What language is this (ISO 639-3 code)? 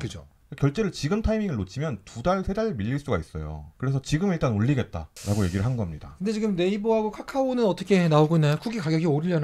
kor